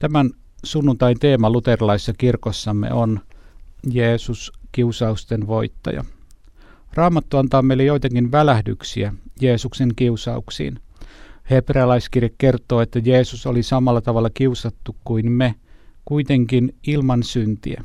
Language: Finnish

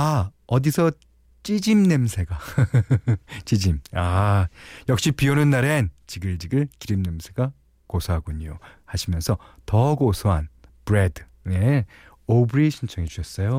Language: Korean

